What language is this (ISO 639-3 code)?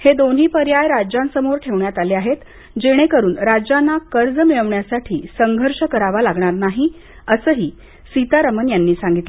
mar